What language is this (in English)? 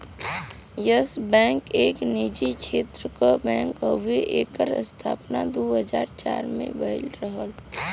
Bhojpuri